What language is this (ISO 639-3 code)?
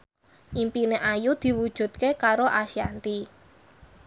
jav